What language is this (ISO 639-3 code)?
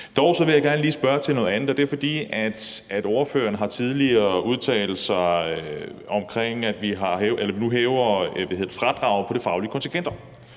dan